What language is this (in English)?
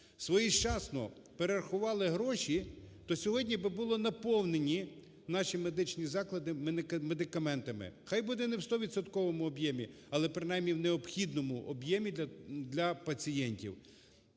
Ukrainian